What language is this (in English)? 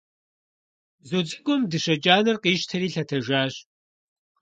Kabardian